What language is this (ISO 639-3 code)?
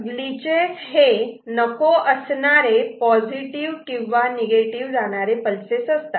mar